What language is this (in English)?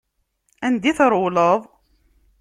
Kabyle